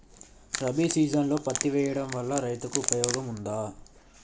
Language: Telugu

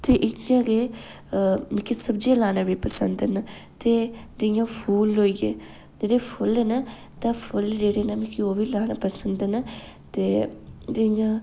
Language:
Dogri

